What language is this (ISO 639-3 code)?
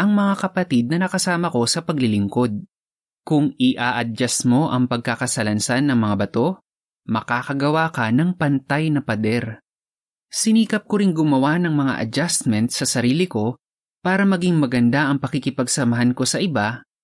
fil